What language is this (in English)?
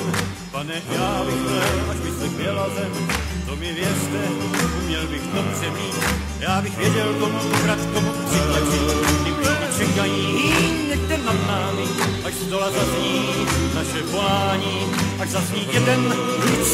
Czech